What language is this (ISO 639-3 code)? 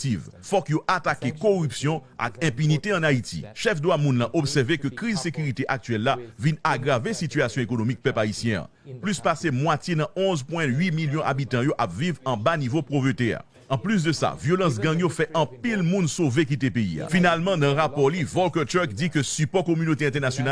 fra